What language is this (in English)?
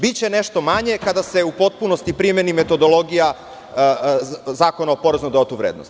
Serbian